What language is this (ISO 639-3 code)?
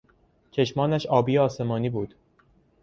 fas